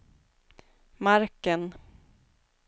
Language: Swedish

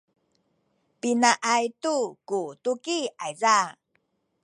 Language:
Sakizaya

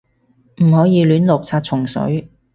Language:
Cantonese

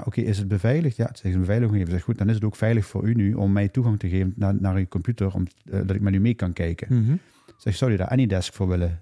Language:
Dutch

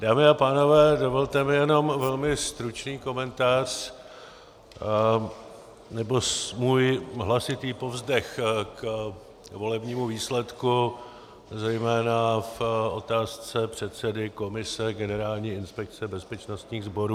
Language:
Czech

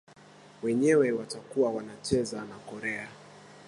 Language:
Swahili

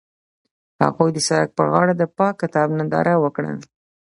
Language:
Pashto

